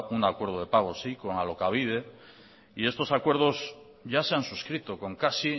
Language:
Spanish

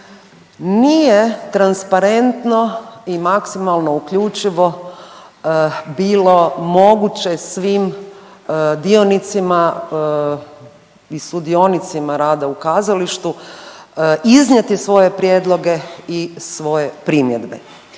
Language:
Croatian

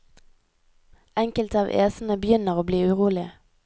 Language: Norwegian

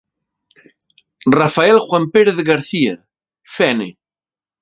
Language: Galician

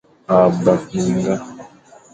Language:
Fang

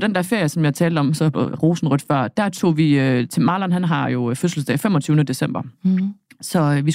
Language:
Danish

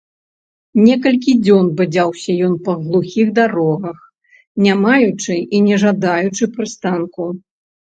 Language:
Belarusian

